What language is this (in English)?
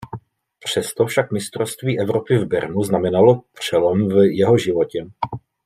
Czech